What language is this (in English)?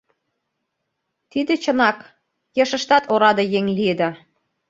Mari